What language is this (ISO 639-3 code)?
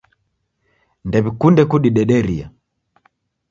dav